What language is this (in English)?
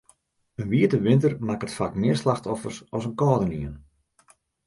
Western Frisian